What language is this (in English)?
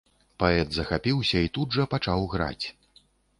Belarusian